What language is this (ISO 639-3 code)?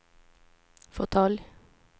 swe